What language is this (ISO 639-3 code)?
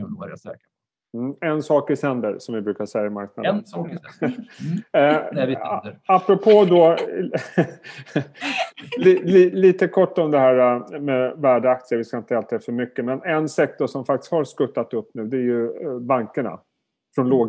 swe